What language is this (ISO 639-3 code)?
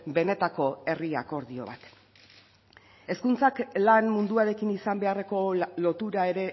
eus